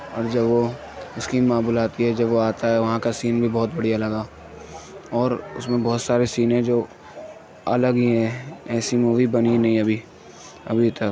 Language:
Urdu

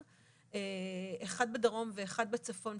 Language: Hebrew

